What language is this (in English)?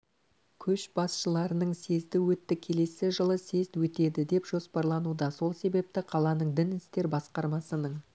Kazakh